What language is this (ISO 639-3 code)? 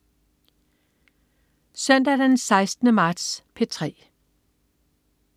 dan